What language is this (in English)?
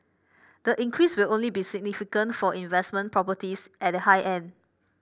English